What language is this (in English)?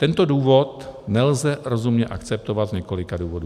Czech